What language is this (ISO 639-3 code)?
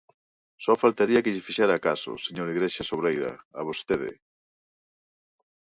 glg